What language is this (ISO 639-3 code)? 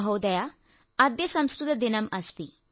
mal